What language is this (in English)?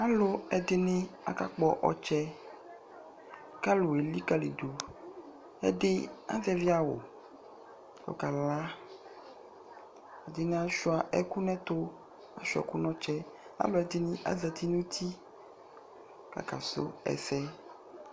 Ikposo